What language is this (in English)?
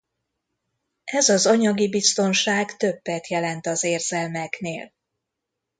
Hungarian